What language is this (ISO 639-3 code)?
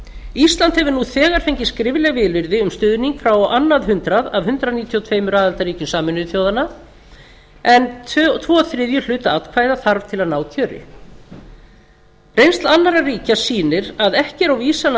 isl